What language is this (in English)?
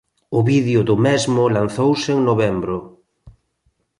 Galician